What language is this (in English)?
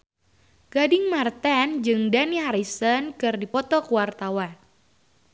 Sundanese